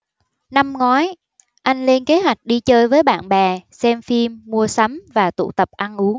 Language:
Vietnamese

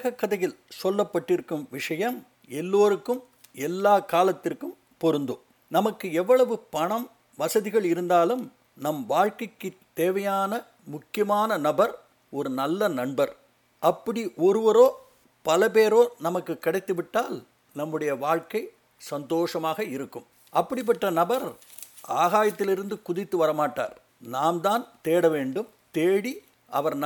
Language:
Tamil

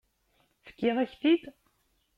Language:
Kabyle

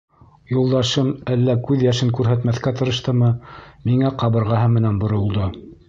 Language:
Bashkir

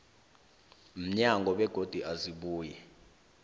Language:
South Ndebele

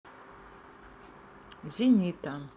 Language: Russian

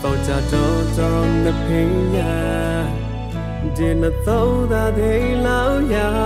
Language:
Thai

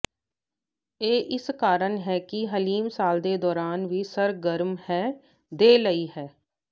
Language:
Punjabi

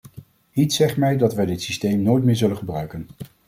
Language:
Dutch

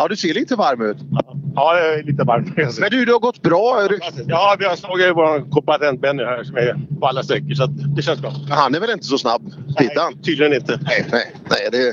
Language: Swedish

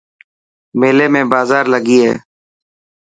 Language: Dhatki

